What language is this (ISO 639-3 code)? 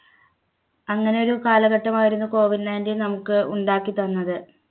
mal